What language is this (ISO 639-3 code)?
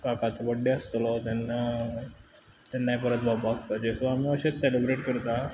kok